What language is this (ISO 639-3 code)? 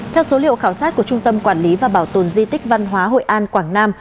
vie